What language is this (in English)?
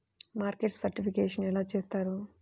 Telugu